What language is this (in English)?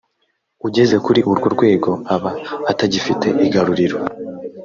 Kinyarwanda